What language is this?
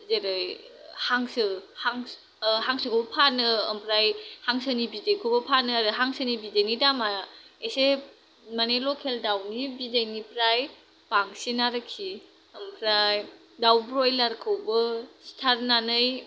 Bodo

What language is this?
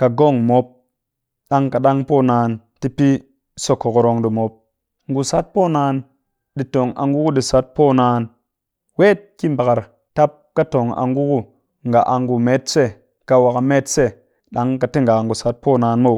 Cakfem-Mushere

